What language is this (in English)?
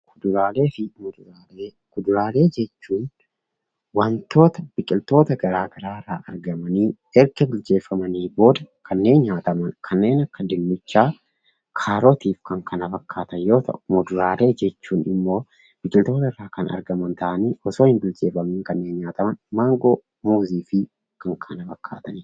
Oromo